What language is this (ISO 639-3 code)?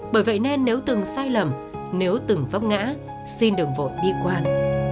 vie